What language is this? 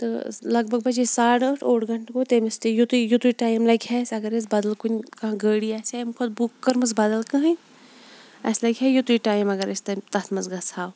Kashmiri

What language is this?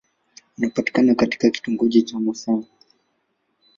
Swahili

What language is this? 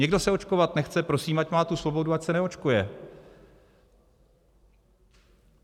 Czech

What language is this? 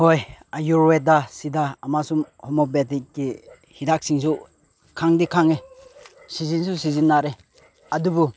Manipuri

